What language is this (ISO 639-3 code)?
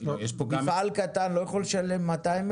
heb